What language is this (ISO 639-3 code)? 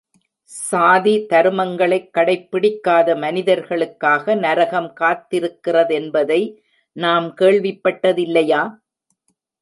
tam